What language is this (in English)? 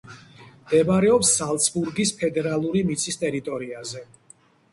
Georgian